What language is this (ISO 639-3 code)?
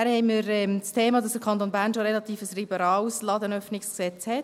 gsw